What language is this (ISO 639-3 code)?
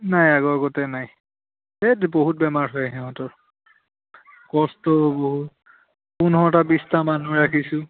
asm